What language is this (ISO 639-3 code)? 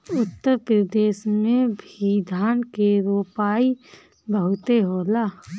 bho